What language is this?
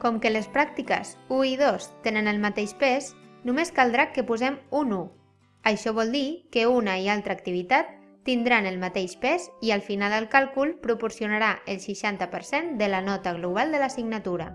Catalan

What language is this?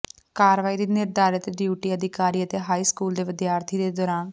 Punjabi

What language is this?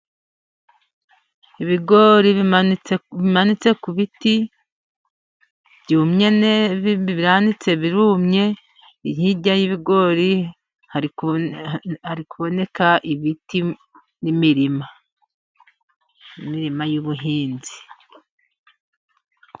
Kinyarwanda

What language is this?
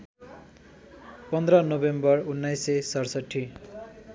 Nepali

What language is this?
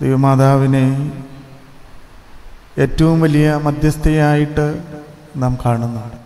Malayalam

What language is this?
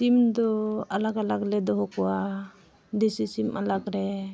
Santali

